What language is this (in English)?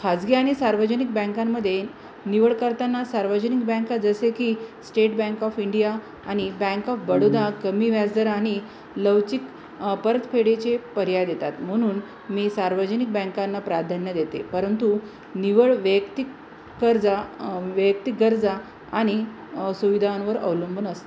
Marathi